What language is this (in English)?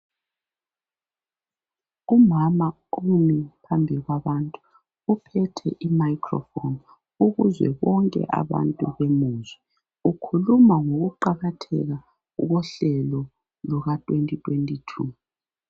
North Ndebele